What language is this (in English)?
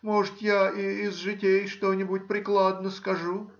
Russian